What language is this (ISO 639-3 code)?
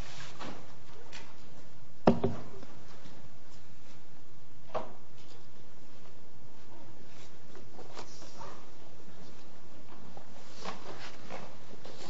eng